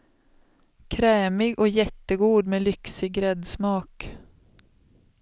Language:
Swedish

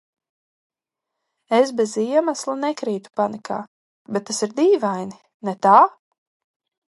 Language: Latvian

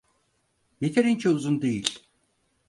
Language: Turkish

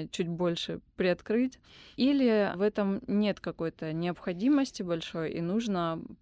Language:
Russian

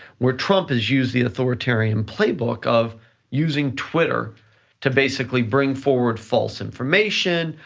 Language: English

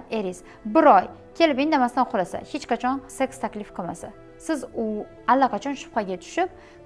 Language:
Turkish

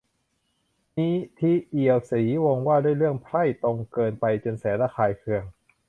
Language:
Thai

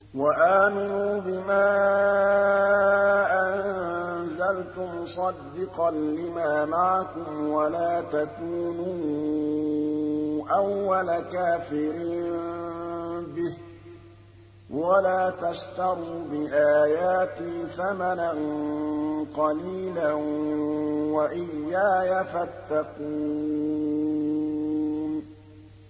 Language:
Arabic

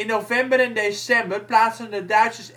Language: Dutch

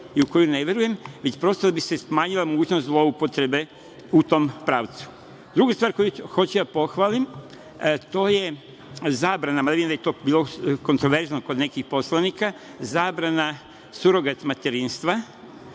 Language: Serbian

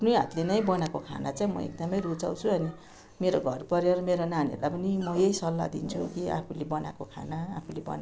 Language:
Nepali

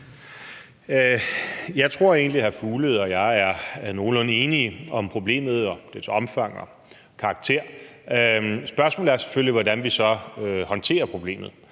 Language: Danish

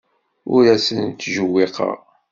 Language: Kabyle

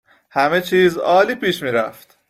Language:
Persian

